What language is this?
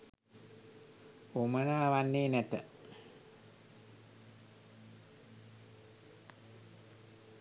Sinhala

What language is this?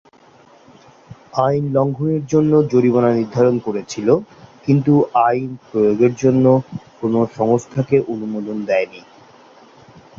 Bangla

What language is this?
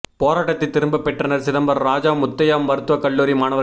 Tamil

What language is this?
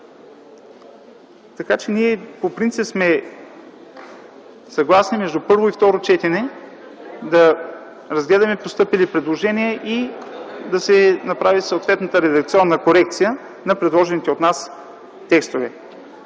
Bulgarian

